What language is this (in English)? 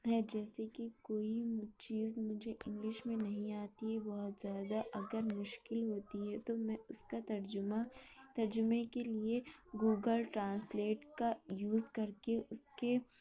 Urdu